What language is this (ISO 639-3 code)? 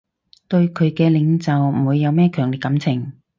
yue